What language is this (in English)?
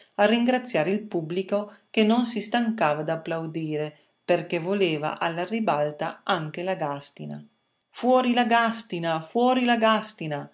Italian